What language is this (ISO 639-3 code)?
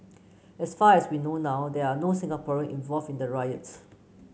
eng